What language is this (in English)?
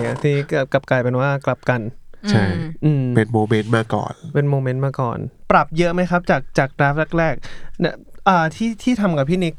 Thai